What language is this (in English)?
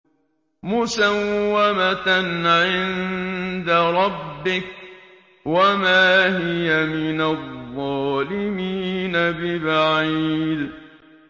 Arabic